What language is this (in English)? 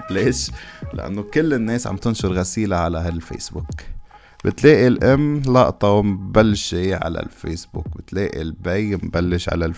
Arabic